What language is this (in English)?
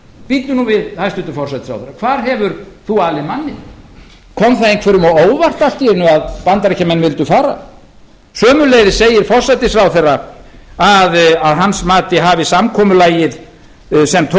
Icelandic